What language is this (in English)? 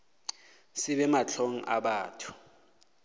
Northern Sotho